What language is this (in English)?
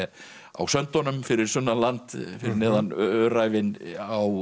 Icelandic